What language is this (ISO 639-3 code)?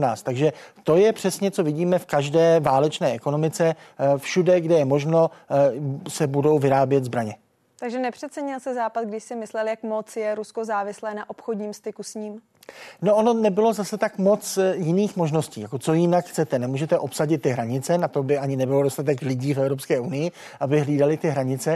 ces